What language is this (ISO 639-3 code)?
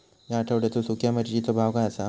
mar